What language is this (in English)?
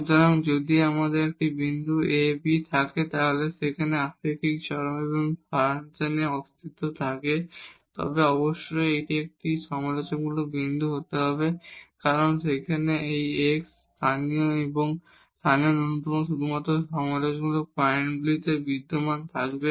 Bangla